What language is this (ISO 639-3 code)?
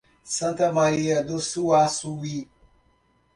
por